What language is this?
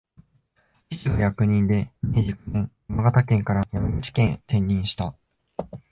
Japanese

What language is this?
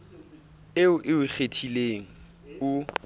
Southern Sotho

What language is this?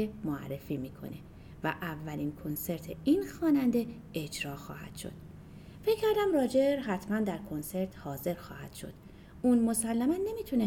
Persian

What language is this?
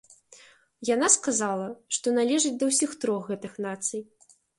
Belarusian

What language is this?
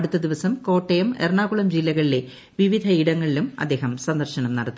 Malayalam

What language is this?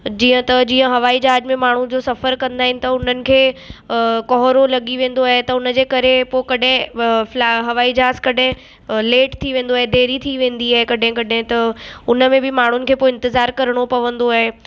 Sindhi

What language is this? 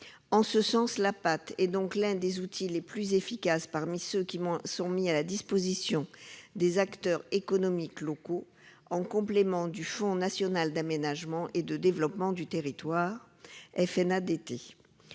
French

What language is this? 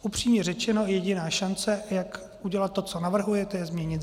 Czech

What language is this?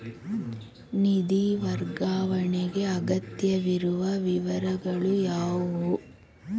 Kannada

